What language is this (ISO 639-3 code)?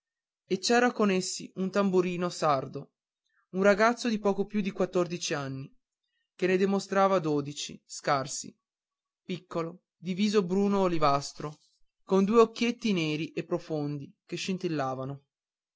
ita